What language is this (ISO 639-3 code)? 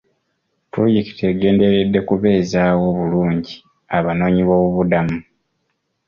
lug